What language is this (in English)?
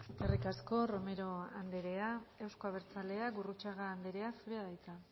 Basque